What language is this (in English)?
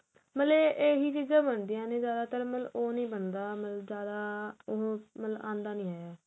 Punjabi